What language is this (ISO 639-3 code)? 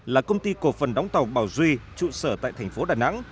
vie